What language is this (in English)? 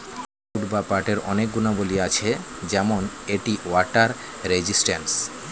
Bangla